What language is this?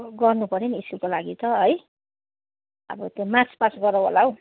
Nepali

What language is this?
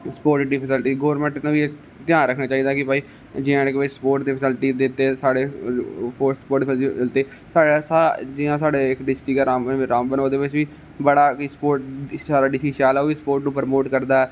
Dogri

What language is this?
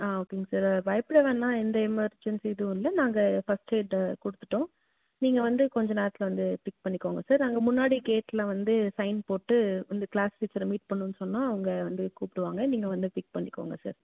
Tamil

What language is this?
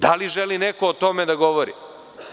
Serbian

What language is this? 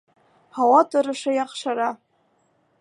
Bashkir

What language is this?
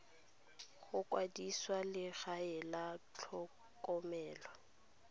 Tswana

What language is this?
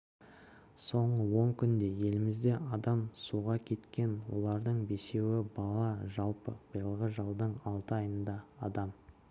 Kazakh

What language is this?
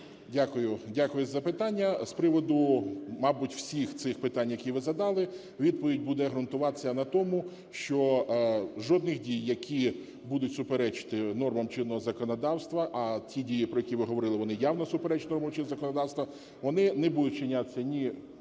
Ukrainian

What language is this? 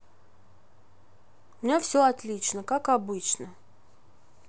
Russian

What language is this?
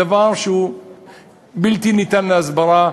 Hebrew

